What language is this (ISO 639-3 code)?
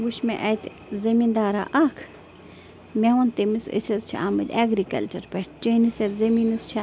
kas